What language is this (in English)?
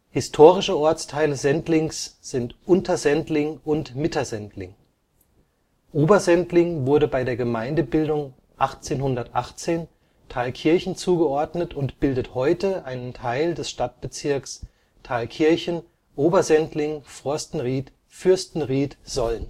German